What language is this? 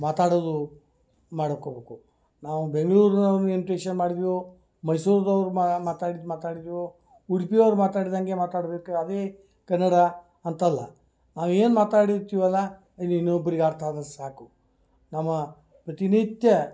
Kannada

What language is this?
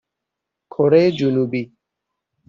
Persian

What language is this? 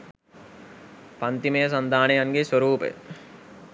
Sinhala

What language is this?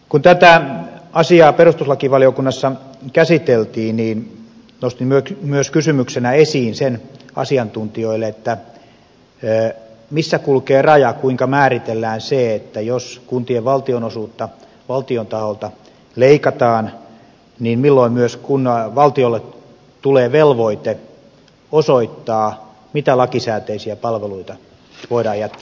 Finnish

